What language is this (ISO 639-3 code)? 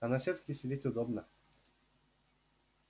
rus